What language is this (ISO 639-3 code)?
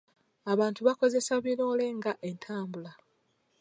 lug